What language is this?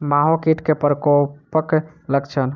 Maithili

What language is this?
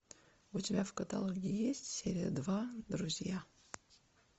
Russian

